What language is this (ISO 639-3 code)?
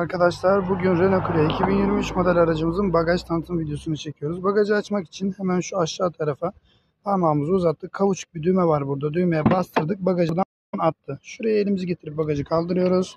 tur